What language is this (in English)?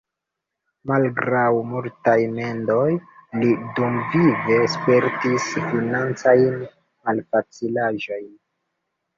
Esperanto